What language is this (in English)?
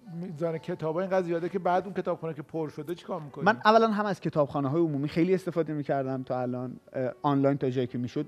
Persian